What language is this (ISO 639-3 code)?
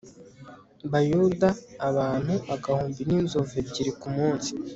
kin